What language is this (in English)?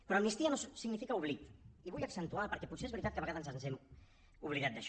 Catalan